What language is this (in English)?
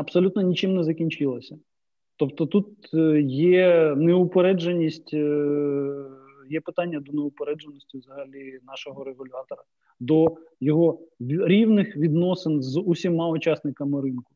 Ukrainian